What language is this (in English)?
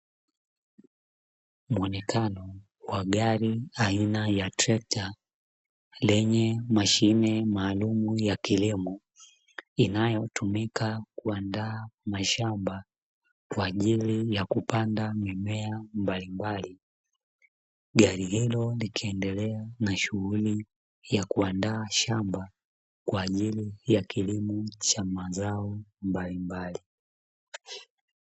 Swahili